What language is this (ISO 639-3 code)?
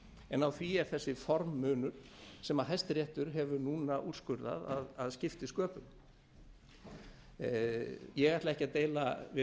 isl